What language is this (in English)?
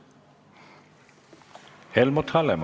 Estonian